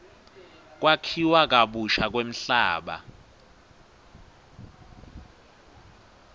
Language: Swati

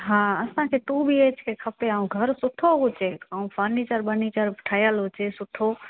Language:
Sindhi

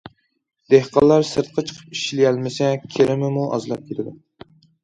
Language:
Uyghur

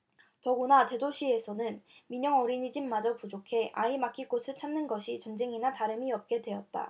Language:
Korean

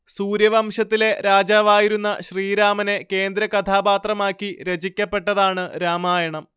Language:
Malayalam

